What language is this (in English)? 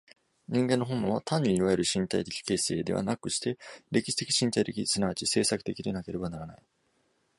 Japanese